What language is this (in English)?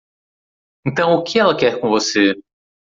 Portuguese